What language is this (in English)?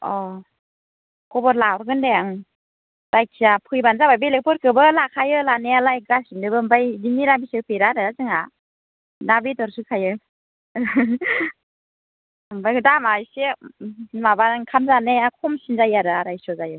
Bodo